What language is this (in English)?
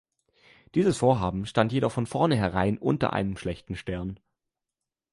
German